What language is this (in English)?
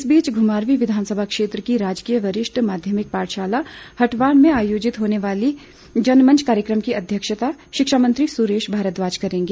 Hindi